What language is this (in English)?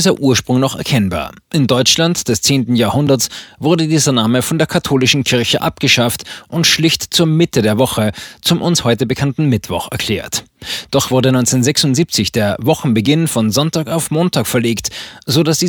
German